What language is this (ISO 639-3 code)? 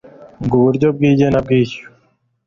kin